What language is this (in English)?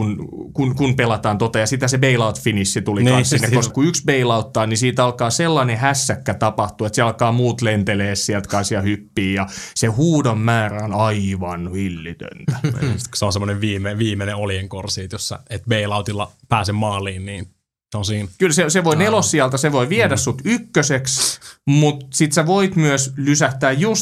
Finnish